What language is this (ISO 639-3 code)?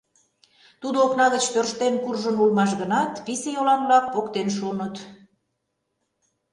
chm